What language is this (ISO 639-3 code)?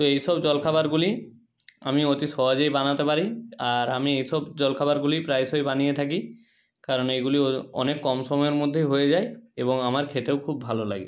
ben